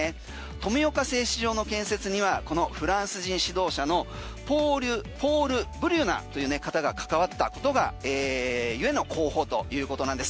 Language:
Japanese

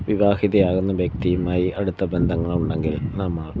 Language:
Malayalam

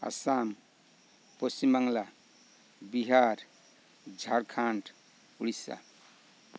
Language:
Santali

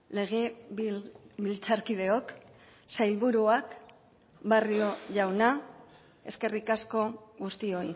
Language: Basque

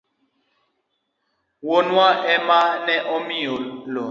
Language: Luo (Kenya and Tanzania)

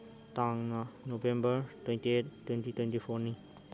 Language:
Manipuri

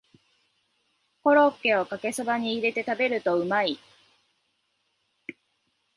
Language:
Japanese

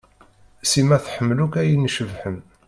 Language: Kabyle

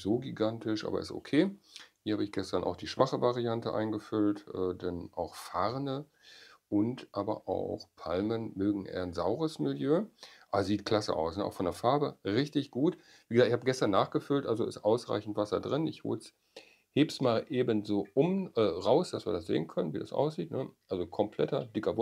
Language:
German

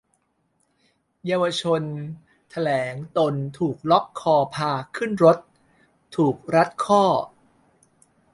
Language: Thai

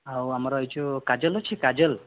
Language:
Odia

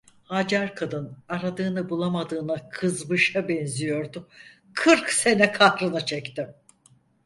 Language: Turkish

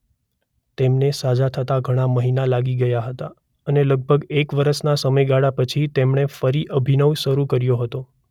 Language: Gujarati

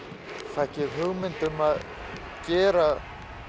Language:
Icelandic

